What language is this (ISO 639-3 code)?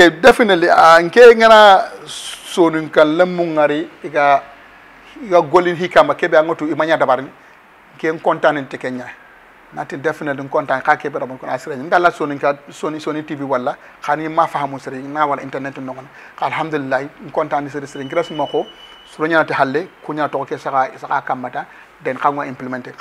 ara